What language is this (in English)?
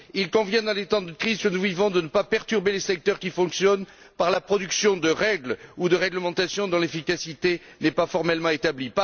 French